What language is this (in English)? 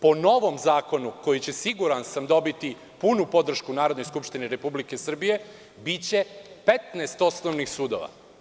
Serbian